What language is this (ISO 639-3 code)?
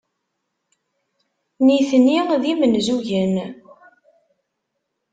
kab